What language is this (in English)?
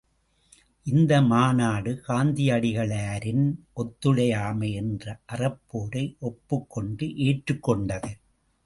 Tamil